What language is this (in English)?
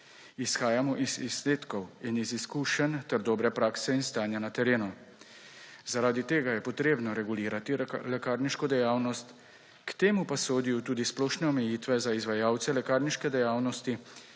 Slovenian